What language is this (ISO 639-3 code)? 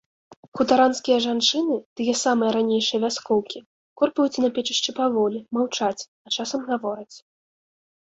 bel